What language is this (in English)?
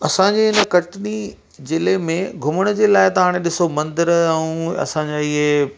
Sindhi